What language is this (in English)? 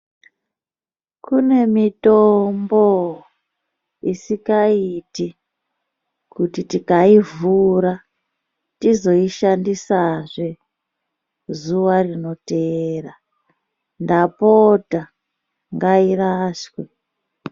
Ndau